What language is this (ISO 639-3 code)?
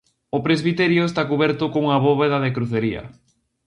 glg